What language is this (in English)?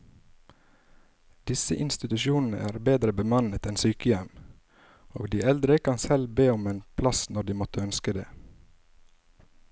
Norwegian